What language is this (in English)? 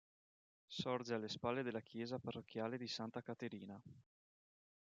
Italian